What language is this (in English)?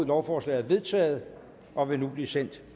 Danish